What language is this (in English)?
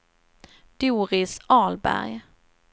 Swedish